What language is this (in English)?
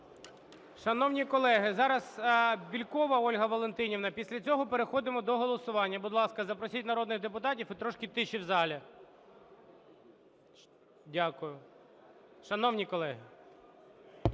Ukrainian